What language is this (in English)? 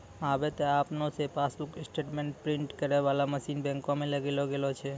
Maithili